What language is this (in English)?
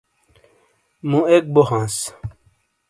Shina